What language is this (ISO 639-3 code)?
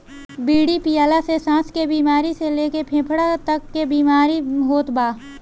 bho